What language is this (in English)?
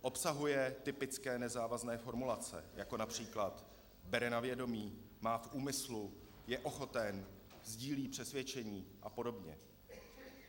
Czech